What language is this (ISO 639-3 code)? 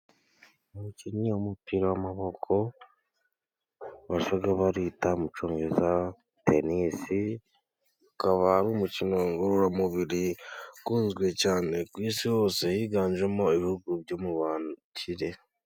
kin